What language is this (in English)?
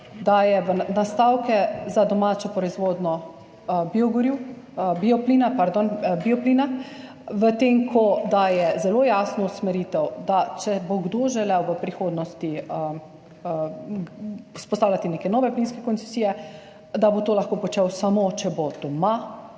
Slovenian